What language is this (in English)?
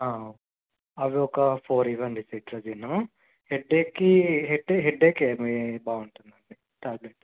Telugu